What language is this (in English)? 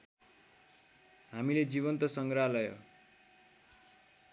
Nepali